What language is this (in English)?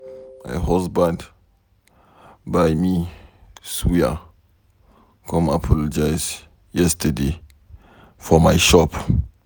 Nigerian Pidgin